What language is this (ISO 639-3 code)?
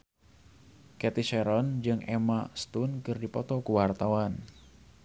sun